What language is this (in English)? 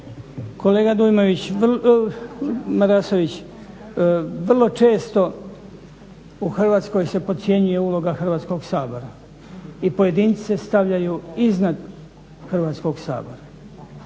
Croatian